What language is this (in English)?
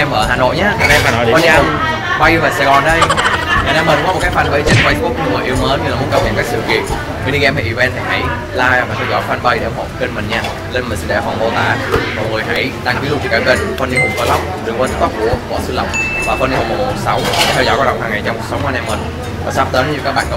Vietnamese